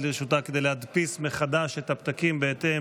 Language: Hebrew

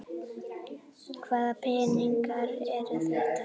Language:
Icelandic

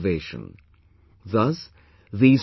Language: English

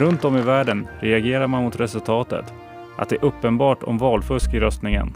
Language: Swedish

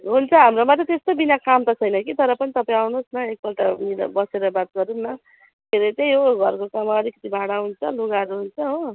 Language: Nepali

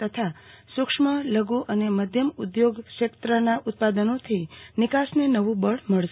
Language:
Gujarati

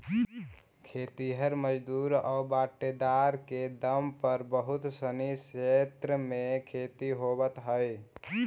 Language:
Magahi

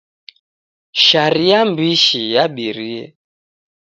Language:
Taita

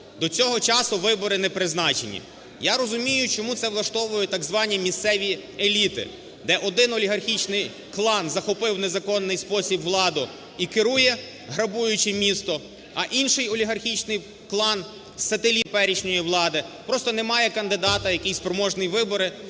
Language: Ukrainian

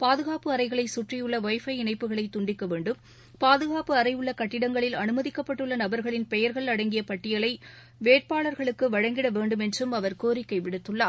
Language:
Tamil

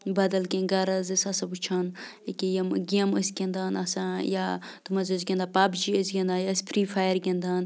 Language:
Kashmiri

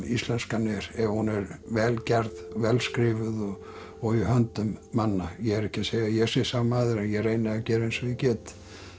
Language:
Icelandic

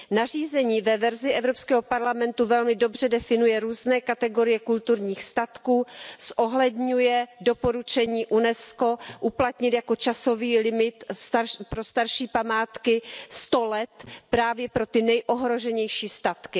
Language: Czech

